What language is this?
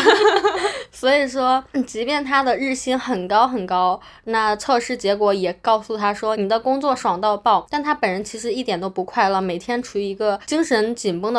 Chinese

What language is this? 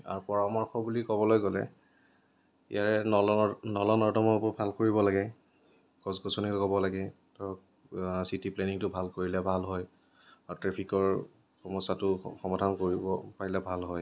Assamese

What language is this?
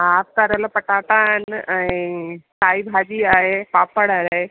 Sindhi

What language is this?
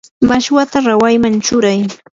Yanahuanca Pasco Quechua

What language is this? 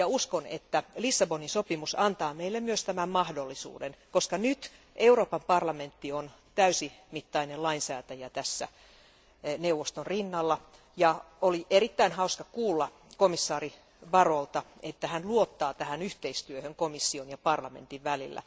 Finnish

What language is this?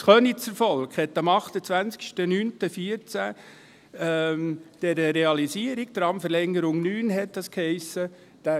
Swiss German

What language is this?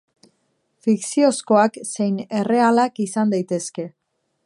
Basque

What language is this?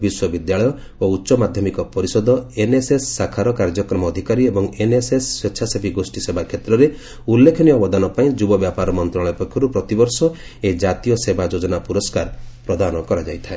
Odia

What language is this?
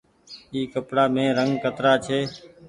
Goaria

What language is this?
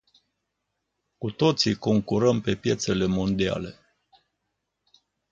Romanian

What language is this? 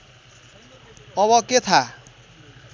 Nepali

